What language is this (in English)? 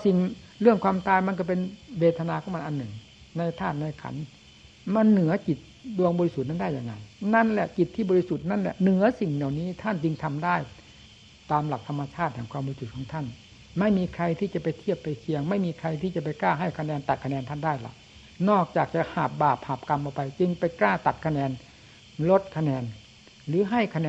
Thai